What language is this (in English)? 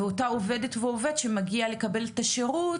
Hebrew